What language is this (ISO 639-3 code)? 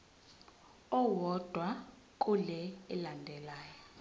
zul